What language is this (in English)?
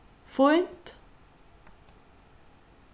Faroese